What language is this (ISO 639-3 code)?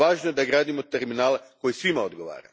hrv